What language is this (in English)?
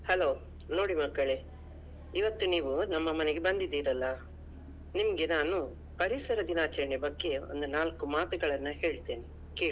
Kannada